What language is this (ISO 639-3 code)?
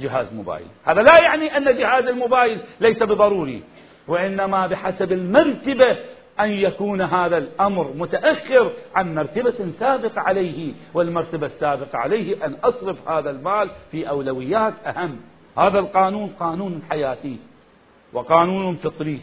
ara